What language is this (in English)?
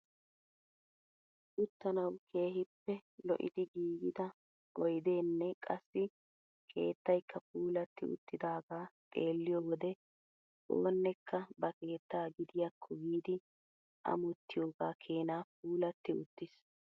Wolaytta